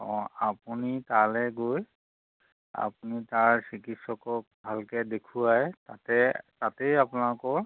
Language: Assamese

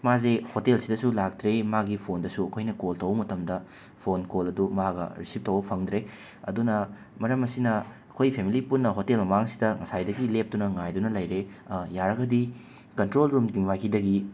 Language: Manipuri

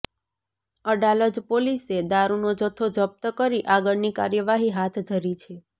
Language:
Gujarati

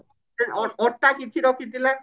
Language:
Odia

